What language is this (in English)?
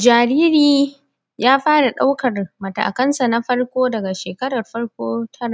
Hausa